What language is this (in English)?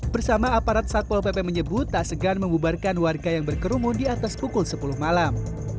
Indonesian